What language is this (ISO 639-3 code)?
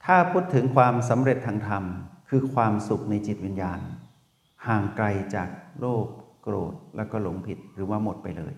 tha